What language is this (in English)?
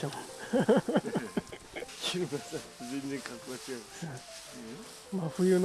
Japanese